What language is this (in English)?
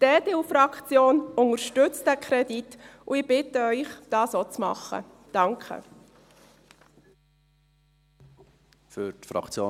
Swiss German